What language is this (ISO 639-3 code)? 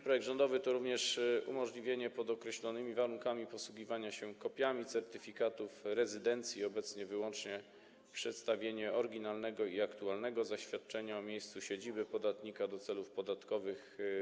pol